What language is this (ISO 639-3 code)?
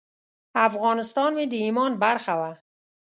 pus